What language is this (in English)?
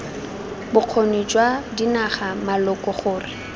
Tswana